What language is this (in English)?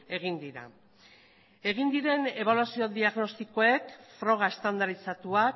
Basque